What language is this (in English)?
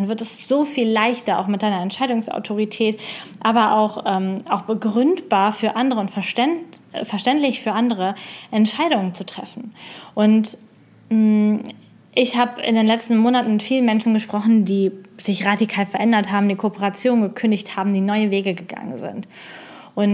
German